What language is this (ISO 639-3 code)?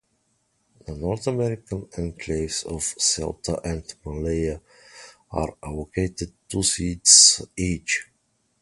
eng